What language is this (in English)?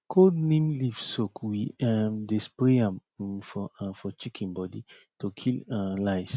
Nigerian Pidgin